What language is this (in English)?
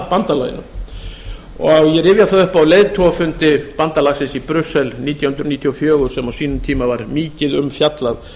Icelandic